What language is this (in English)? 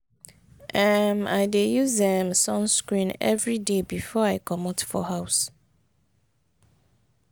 Nigerian Pidgin